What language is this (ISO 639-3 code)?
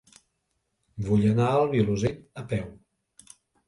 cat